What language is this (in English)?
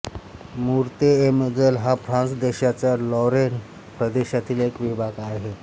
Marathi